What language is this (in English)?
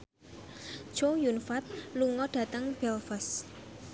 Javanese